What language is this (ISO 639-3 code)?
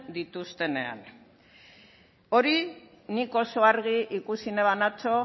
eus